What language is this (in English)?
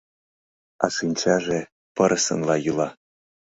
Mari